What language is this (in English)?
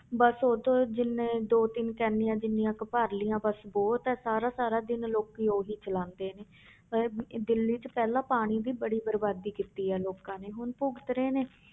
Punjabi